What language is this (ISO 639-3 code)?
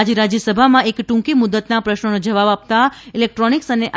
guj